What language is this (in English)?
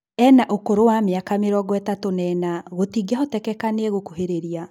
Kikuyu